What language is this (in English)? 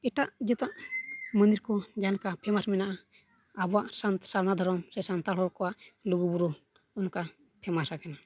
Santali